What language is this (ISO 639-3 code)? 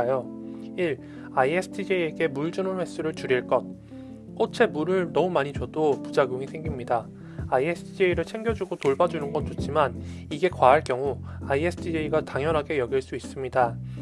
kor